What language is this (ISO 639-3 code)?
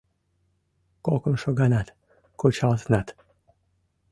chm